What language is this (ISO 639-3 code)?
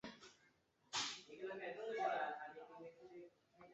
zho